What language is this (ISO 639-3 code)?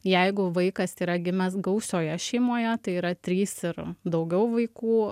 lit